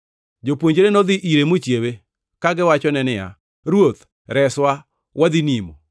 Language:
Luo (Kenya and Tanzania)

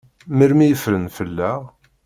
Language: Kabyle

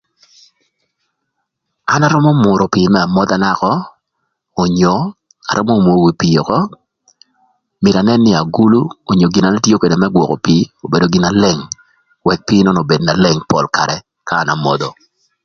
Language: Thur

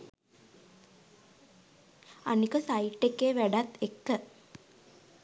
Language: Sinhala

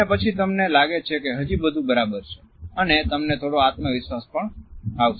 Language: Gujarati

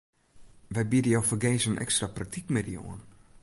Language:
Western Frisian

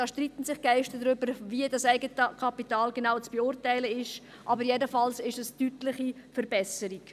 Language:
Swiss German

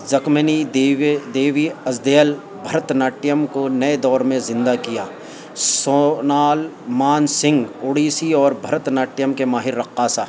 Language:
Urdu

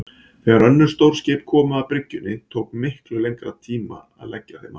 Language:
Icelandic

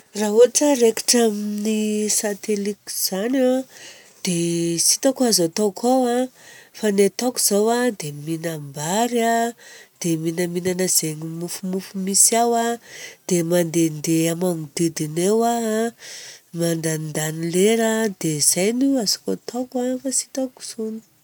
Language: Southern Betsimisaraka Malagasy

